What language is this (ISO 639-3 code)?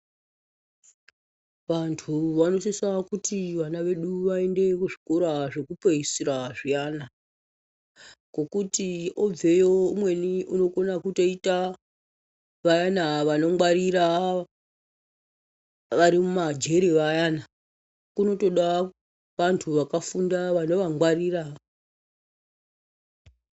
ndc